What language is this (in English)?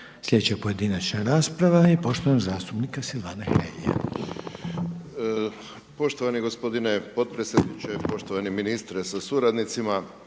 Croatian